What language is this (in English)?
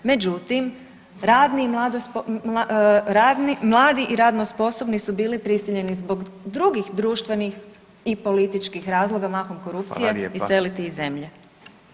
Croatian